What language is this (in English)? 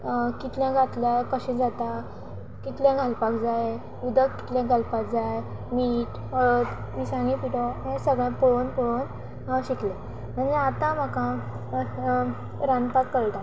Konkani